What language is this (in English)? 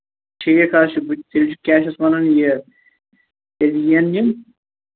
Kashmiri